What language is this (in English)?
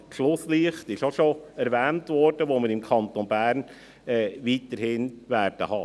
Swiss German